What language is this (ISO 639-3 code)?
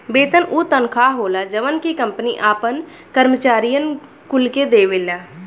bho